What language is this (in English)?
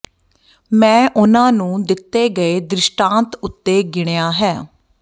Punjabi